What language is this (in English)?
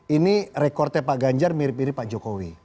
Indonesian